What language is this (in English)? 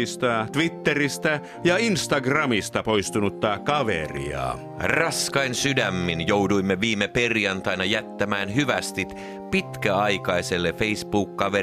Finnish